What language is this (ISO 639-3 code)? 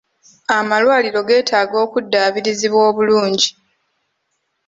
lug